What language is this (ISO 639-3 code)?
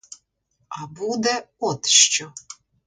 ukr